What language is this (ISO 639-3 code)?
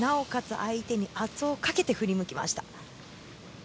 jpn